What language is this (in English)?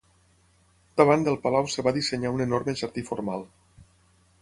Catalan